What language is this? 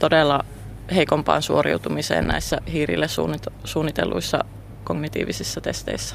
Finnish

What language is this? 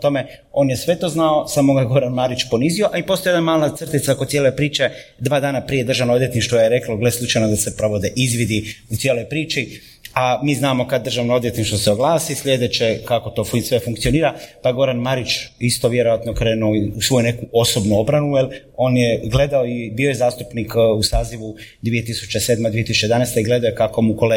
Croatian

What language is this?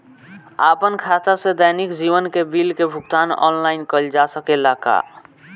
Bhojpuri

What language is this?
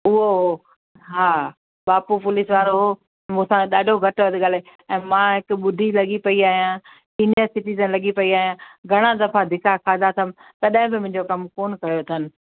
Sindhi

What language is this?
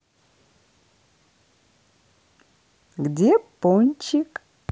Russian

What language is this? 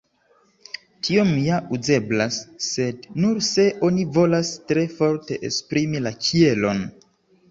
Esperanto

